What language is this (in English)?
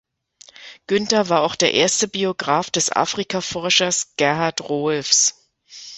German